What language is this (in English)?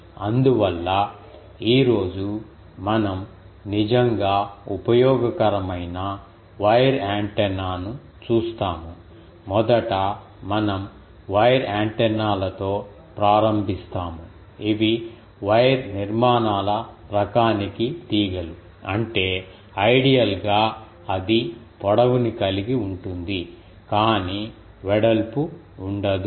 Telugu